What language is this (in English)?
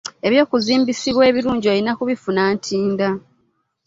Ganda